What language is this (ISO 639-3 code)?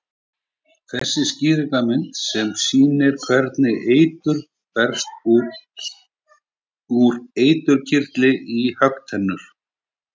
isl